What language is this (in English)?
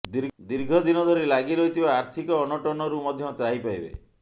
Odia